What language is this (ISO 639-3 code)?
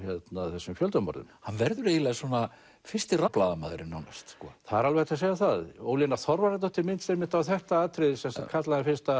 isl